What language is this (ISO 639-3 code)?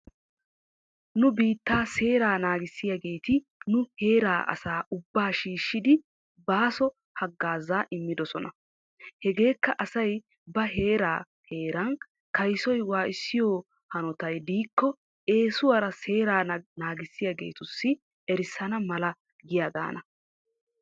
wal